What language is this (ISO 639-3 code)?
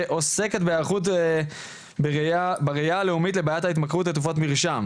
heb